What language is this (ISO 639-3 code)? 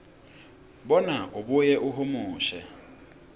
ssw